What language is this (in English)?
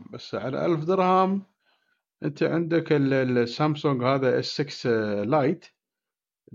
Arabic